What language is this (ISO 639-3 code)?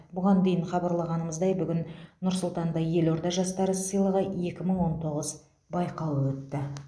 kaz